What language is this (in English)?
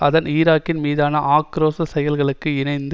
Tamil